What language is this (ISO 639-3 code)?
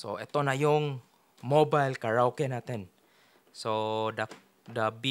fil